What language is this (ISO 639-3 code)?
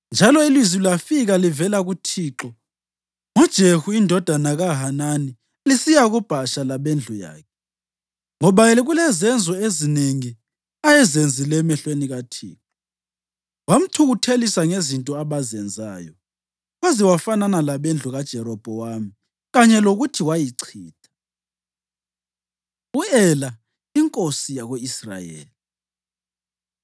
nde